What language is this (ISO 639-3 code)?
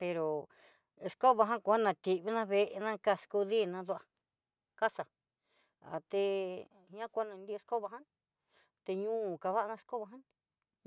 mxy